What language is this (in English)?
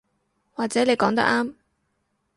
Cantonese